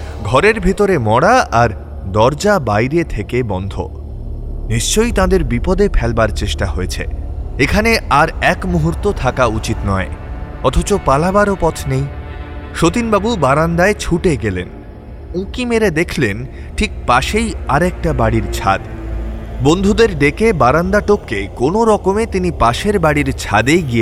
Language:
Bangla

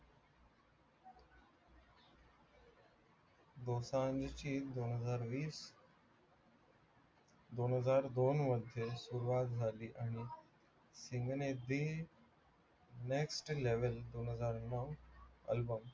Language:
Marathi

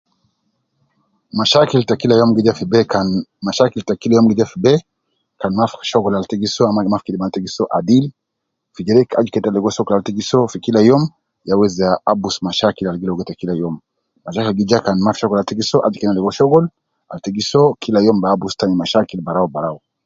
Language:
Nubi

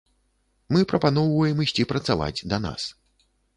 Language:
Belarusian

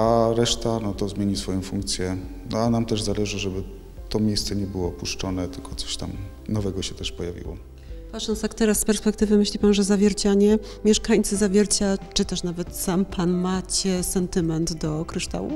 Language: Polish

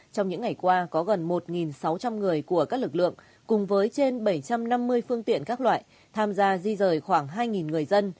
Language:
Vietnamese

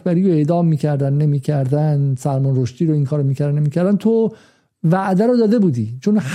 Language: Persian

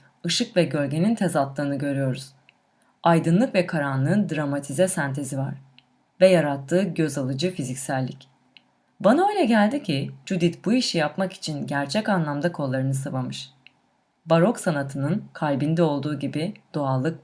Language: Turkish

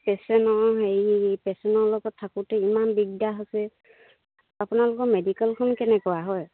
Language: Assamese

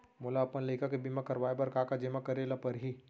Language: Chhattisgarhi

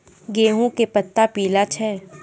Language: Maithili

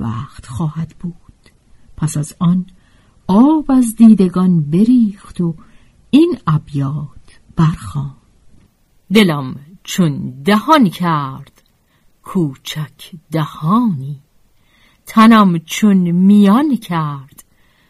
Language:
Persian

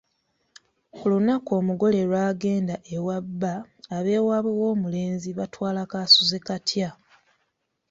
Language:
Ganda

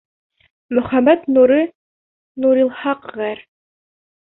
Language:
Bashkir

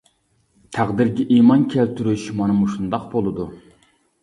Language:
Uyghur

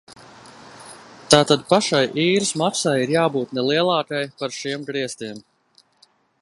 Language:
Latvian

